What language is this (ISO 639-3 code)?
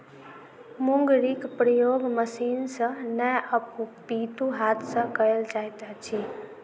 mai